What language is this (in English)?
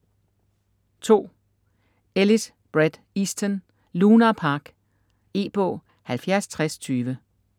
Danish